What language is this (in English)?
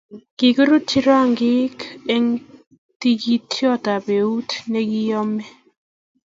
Kalenjin